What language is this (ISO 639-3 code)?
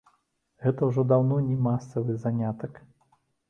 bel